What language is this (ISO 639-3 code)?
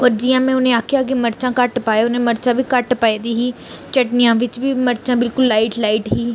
doi